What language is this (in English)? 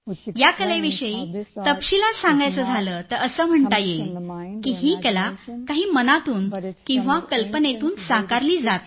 Marathi